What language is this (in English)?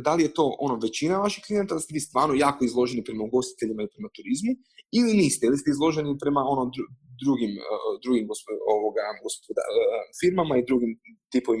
Croatian